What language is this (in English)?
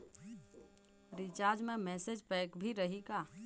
Chhattisgarhi